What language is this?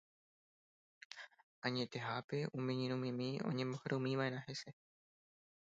Guarani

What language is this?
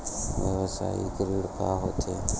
Chhattisgarhi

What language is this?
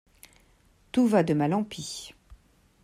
French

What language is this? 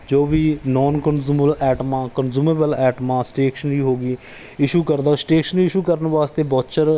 Punjabi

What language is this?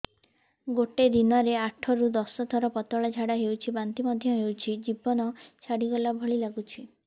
Odia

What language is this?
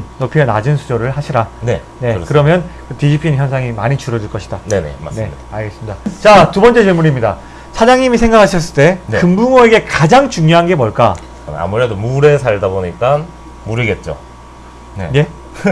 Korean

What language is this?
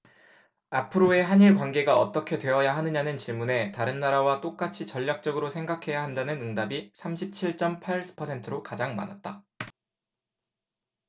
Korean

